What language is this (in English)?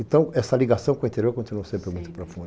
Portuguese